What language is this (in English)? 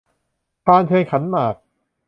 Thai